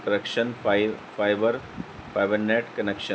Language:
Urdu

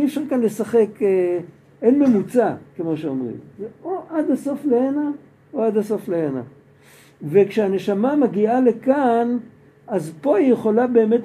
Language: Hebrew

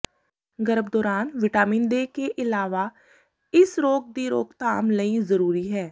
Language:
Punjabi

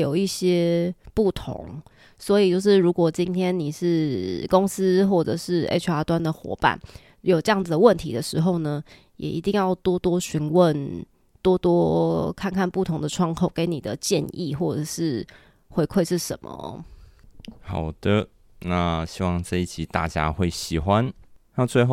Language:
Chinese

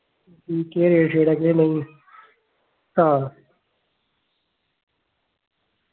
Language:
Dogri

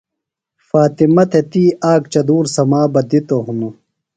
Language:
Phalura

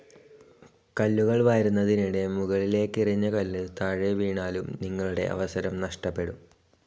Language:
Malayalam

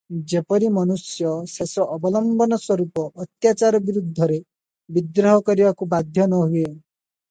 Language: Odia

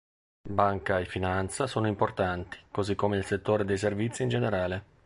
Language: Italian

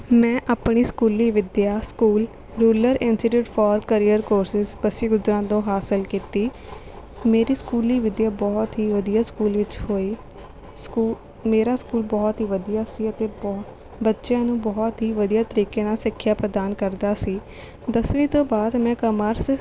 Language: Punjabi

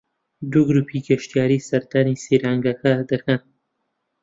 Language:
Central Kurdish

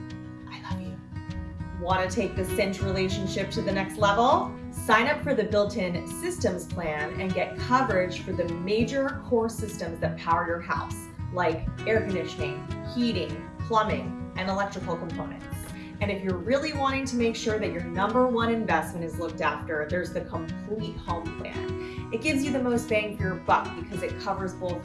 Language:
English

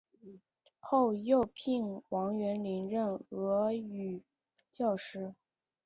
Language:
Chinese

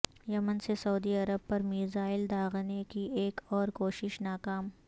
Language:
Urdu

